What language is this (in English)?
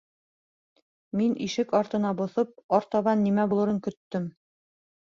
Bashkir